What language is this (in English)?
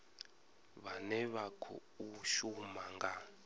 Venda